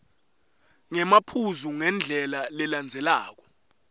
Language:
Swati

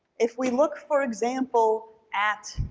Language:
English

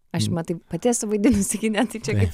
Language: Lithuanian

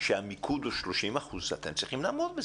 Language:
Hebrew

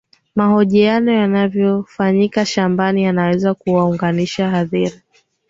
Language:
Swahili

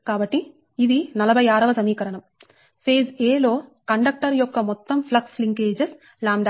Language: Telugu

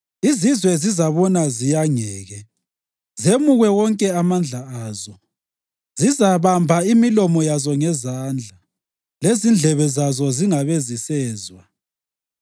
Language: North Ndebele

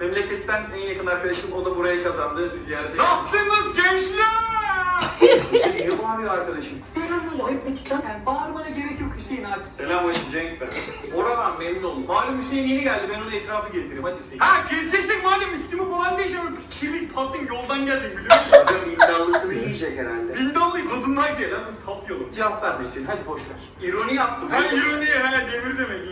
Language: Turkish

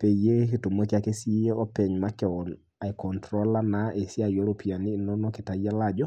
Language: Masai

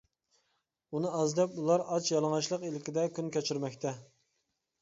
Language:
Uyghur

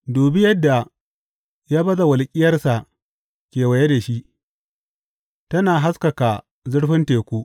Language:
Hausa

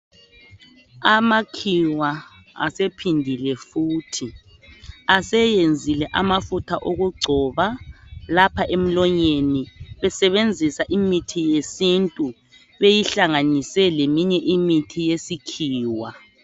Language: North Ndebele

